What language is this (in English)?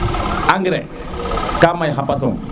Serer